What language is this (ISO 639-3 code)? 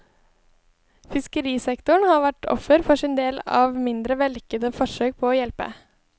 nor